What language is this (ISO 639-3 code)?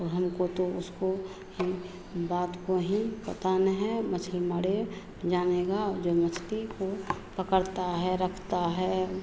hin